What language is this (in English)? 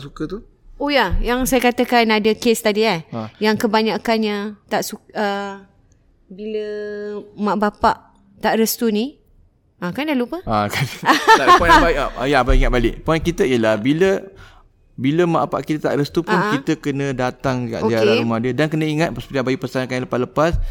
Malay